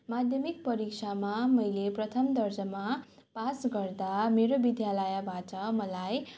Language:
Nepali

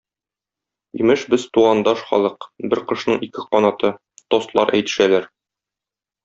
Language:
Tatar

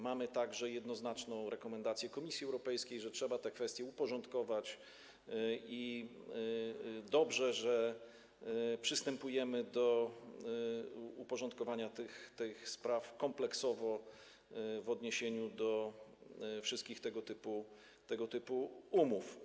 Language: Polish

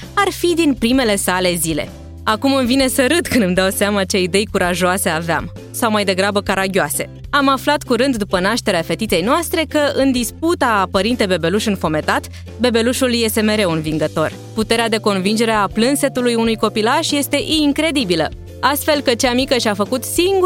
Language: Romanian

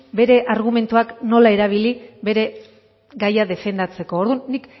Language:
Basque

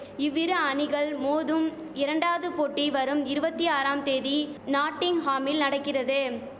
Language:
Tamil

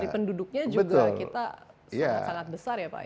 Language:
Indonesian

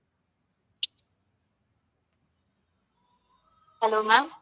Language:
Tamil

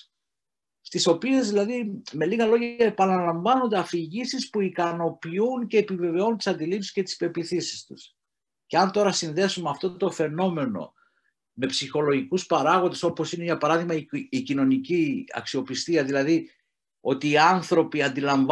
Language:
Greek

